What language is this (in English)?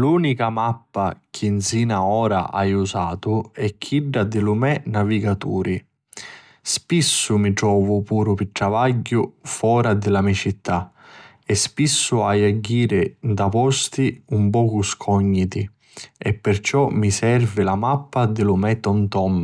Sicilian